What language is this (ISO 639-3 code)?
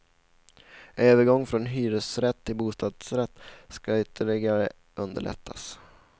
swe